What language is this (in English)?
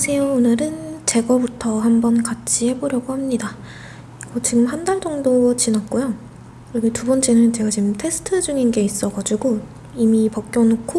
Korean